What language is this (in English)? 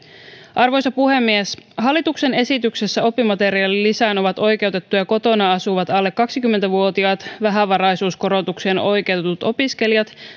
Finnish